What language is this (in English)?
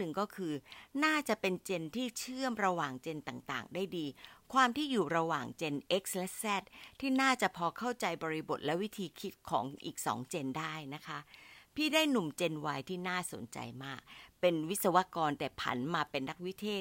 Thai